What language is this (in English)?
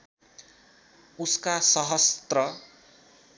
Nepali